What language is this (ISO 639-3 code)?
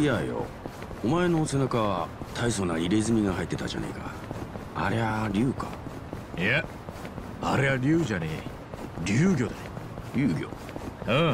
jpn